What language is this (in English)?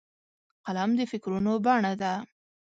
Pashto